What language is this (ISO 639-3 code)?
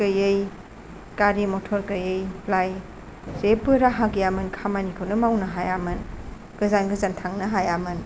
brx